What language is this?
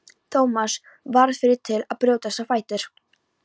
Icelandic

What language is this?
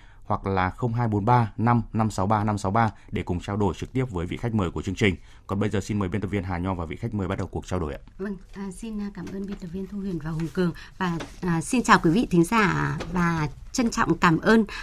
Vietnamese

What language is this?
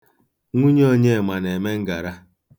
Igbo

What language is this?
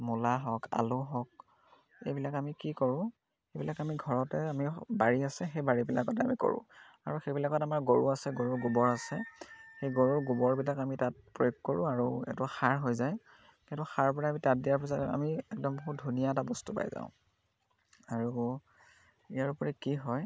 Assamese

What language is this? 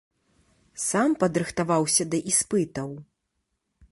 Belarusian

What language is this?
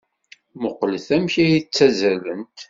Kabyle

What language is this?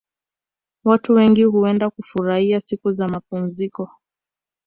Swahili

